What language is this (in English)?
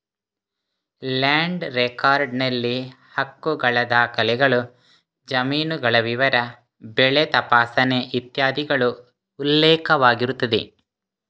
Kannada